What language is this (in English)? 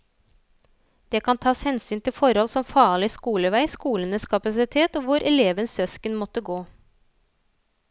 Norwegian